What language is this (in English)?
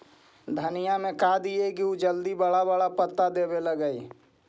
Magahi